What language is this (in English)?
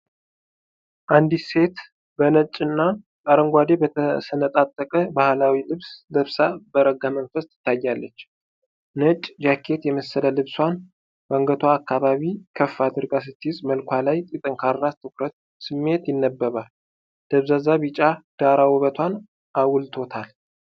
Amharic